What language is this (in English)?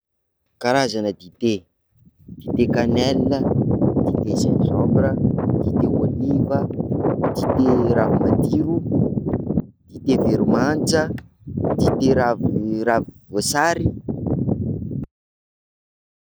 Sakalava Malagasy